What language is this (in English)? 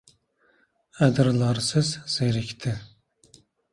Uzbek